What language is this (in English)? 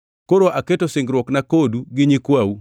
Luo (Kenya and Tanzania)